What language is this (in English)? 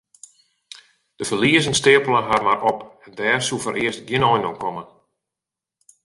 Western Frisian